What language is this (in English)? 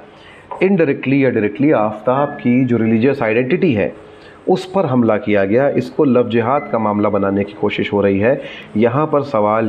Hindi